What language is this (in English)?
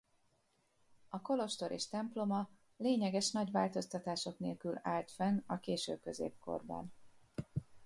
Hungarian